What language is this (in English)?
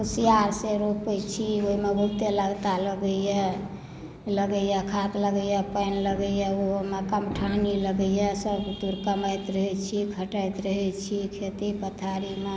Maithili